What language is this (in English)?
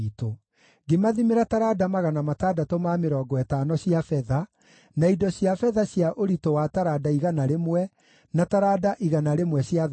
Kikuyu